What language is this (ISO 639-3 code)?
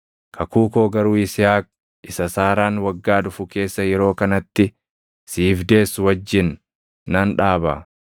orm